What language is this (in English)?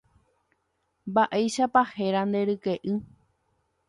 Guarani